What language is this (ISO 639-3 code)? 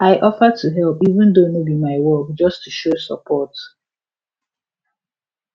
pcm